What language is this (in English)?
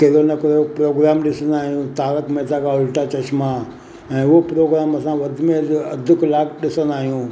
Sindhi